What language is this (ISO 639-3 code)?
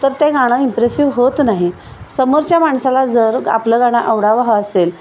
mar